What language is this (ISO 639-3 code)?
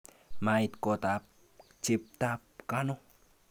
kln